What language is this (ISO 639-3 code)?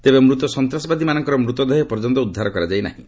ori